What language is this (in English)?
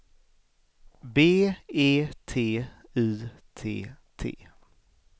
Swedish